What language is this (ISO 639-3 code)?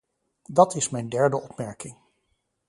nld